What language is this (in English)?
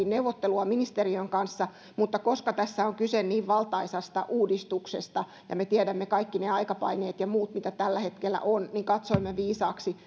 Finnish